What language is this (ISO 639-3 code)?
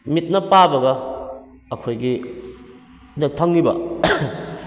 mni